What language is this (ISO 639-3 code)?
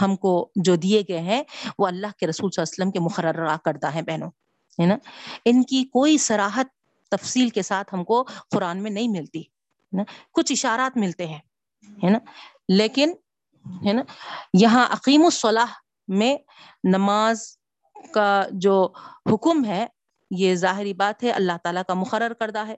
urd